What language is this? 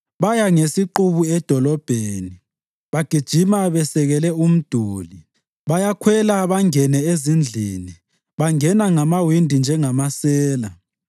North Ndebele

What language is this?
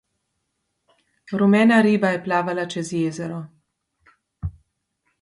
Slovenian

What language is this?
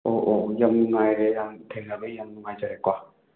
Manipuri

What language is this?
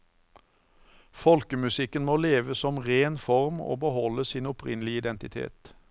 Norwegian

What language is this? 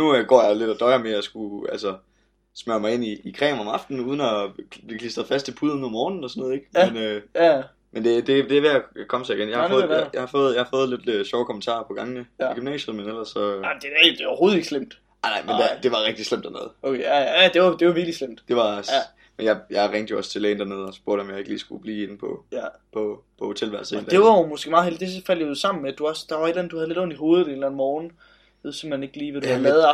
Danish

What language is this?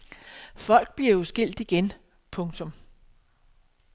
Danish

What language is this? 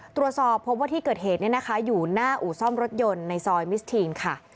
Thai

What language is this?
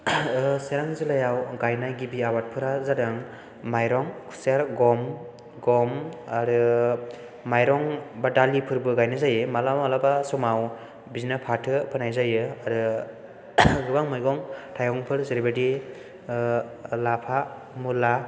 Bodo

